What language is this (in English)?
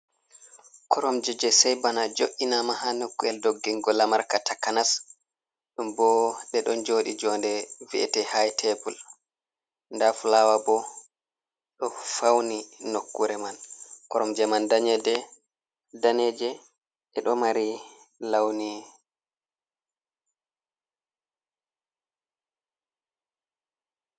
Fula